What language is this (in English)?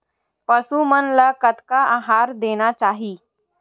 Chhattisgarhi